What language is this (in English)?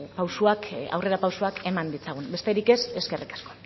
Basque